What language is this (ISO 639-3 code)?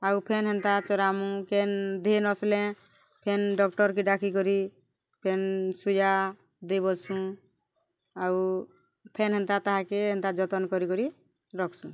ori